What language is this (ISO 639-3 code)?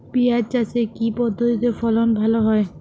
ben